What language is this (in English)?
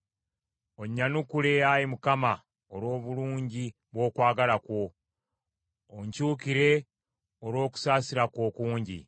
Ganda